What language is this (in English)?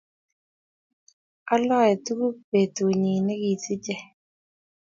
Kalenjin